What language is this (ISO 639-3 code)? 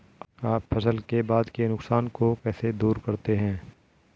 hin